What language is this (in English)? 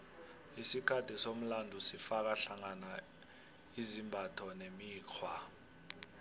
South Ndebele